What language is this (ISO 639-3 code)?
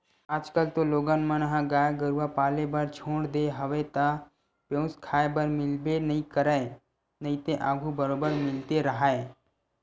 hne